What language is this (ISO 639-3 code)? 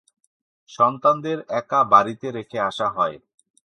ben